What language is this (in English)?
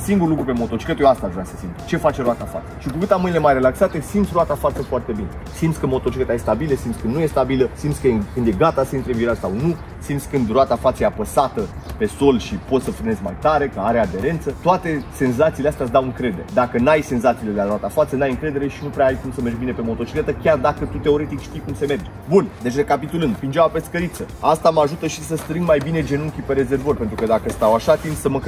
Romanian